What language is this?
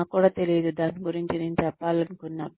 Telugu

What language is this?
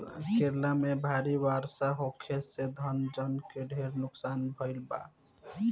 Bhojpuri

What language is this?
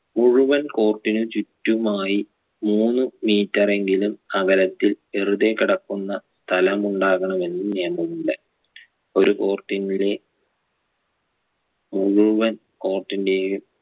Malayalam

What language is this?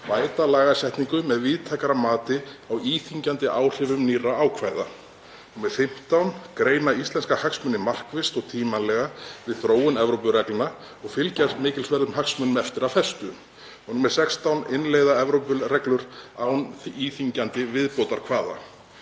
Icelandic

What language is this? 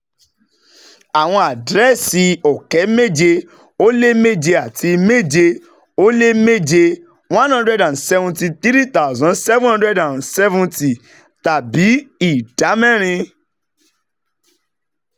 Yoruba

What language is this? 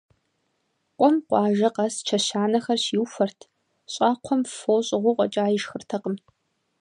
Kabardian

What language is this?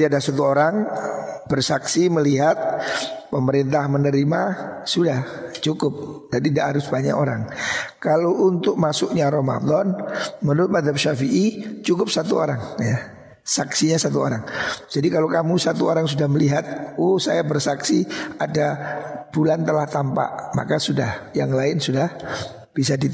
Indonesian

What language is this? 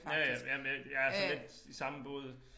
Danish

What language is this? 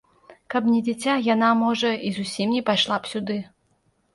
Belarusian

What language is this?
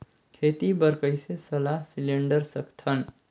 Chhattisgarhi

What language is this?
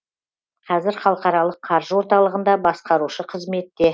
Kazakh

